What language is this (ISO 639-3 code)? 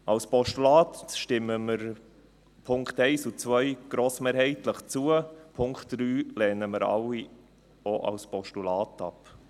gsw